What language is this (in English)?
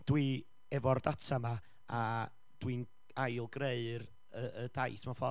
Welsh